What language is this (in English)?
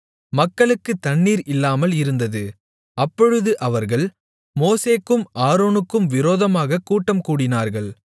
Tamil